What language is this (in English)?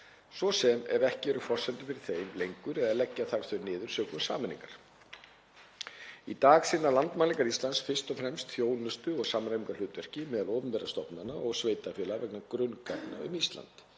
Icelandic